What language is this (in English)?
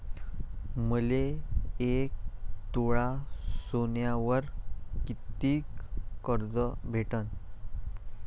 Marathi